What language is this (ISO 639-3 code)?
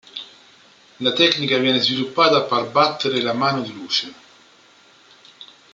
ita